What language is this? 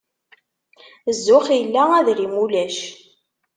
Kabyle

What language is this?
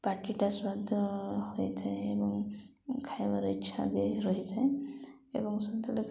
Odia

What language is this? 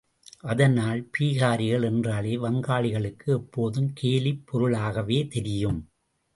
Tamil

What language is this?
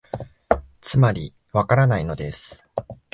Japanese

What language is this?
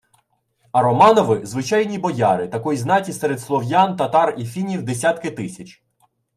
Ukrainian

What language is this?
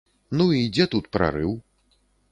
Belarusian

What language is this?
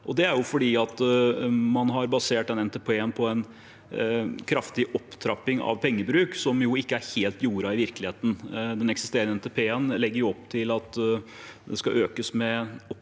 Norwegian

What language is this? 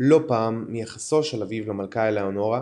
Hebrew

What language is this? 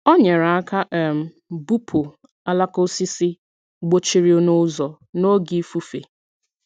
Igbo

